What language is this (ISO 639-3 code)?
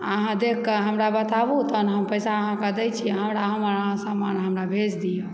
mai